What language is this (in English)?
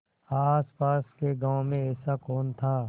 Hindi